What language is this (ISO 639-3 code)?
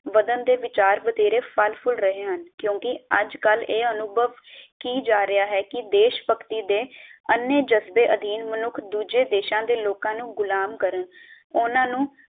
pan